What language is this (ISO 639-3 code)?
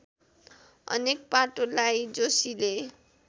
nep